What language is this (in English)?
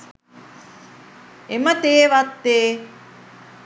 Sinhala